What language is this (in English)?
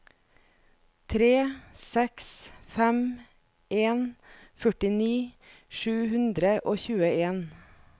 Norwegian